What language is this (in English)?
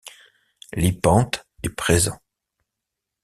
French